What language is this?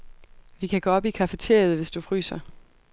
Danish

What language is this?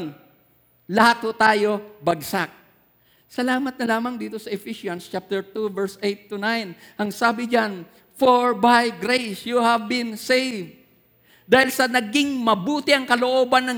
Filipino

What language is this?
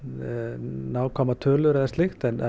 Icelandic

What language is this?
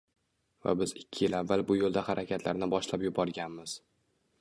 Uzbek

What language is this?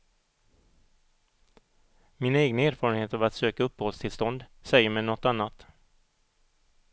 Swedish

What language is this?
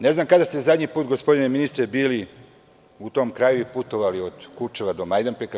Serbian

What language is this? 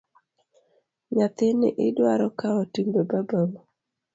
Luo (Kenya and Tanzania)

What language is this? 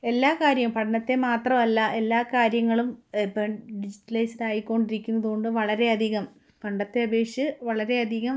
Malayalam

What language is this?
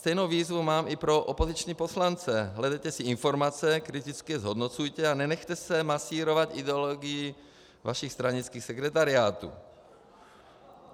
Czech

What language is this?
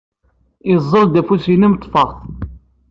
Kabyle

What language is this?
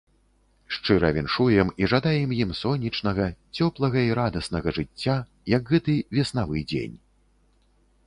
Belarusian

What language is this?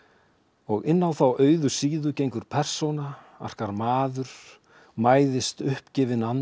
Icelandic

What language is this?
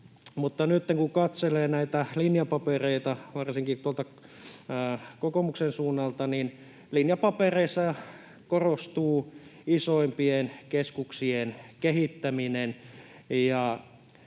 Finnish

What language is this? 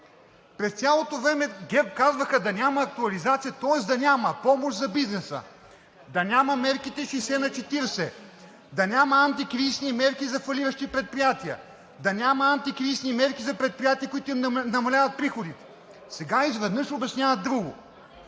Bulgarian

